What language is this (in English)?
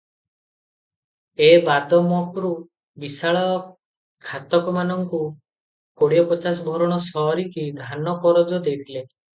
Odia